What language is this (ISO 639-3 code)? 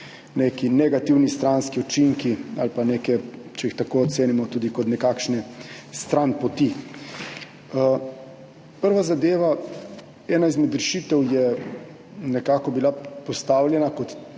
slv